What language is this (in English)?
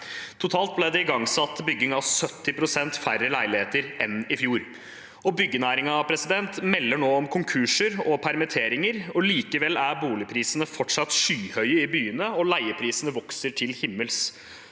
Norwegian